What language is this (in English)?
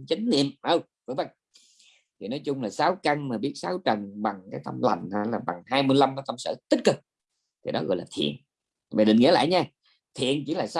Vietnamese